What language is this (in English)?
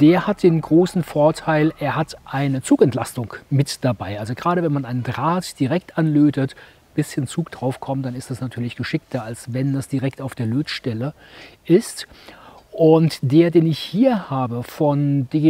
German